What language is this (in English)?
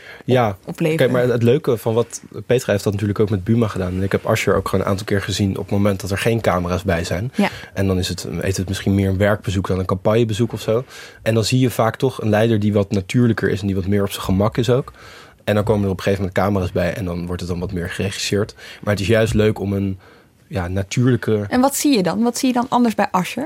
Dutch